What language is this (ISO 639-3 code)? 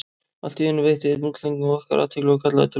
isl